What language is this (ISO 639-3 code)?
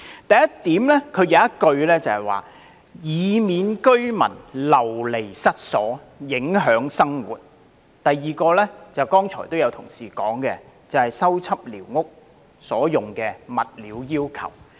yue